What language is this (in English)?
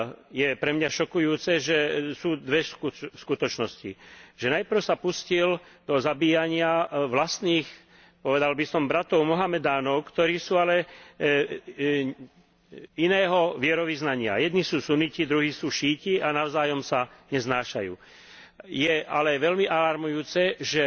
Slovak